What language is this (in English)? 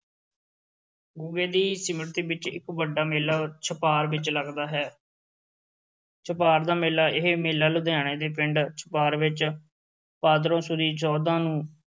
Punjabi